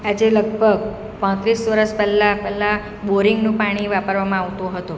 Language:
Gujarati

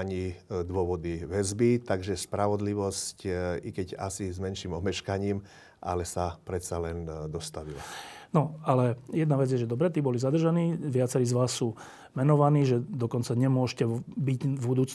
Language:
Slovak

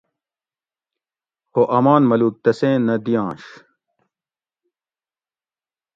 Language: Gawri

